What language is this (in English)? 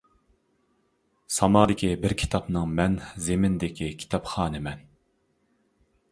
Uyghur